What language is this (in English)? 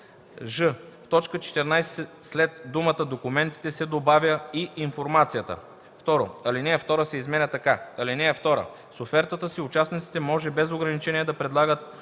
Bulgarian